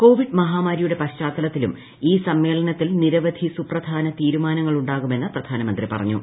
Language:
Malayalam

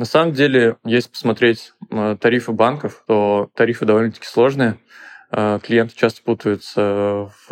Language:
Russian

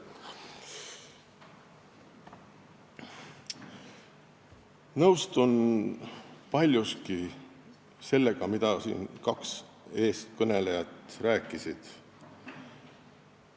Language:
Estonian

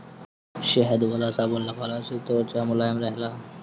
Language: Bhojpuri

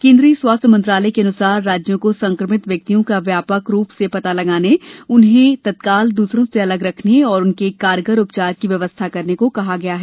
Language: Hindi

